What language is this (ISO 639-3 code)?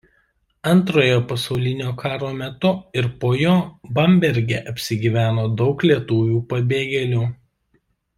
lit